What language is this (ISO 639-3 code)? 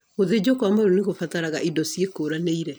kik